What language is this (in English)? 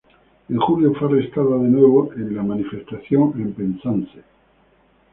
Spanish